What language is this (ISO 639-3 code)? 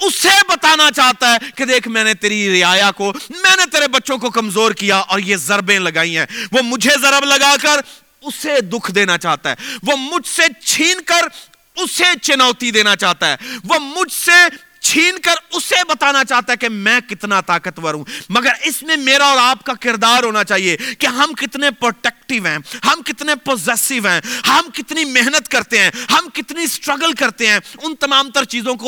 urd